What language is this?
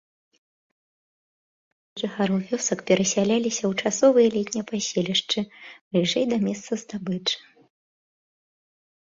Belarusian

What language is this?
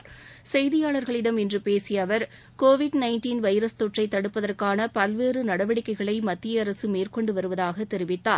Tamil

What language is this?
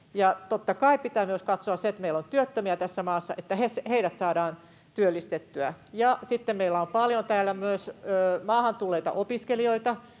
Finnish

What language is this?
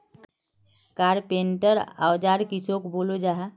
Magahi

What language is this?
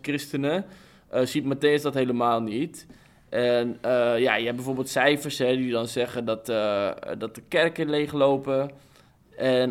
Dutch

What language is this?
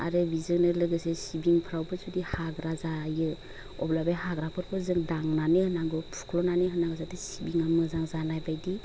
Bodo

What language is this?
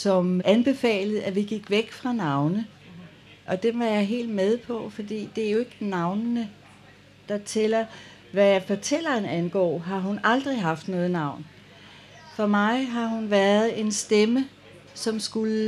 Danish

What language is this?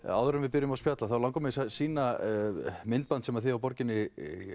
Icelandic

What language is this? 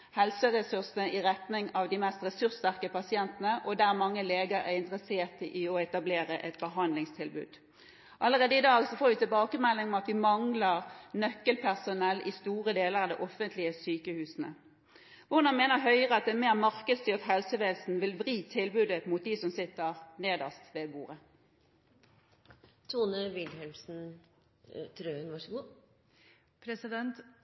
Norwegian Bokmål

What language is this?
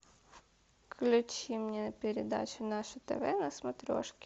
Russian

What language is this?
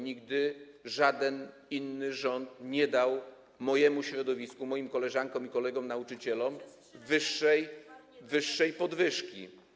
Polish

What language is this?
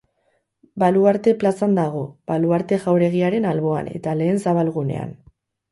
Basque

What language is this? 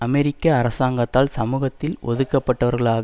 Tamil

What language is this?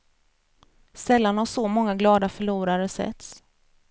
Swedish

